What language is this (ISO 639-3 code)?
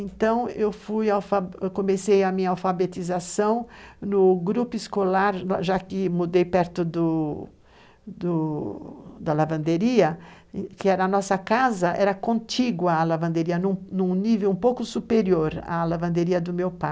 por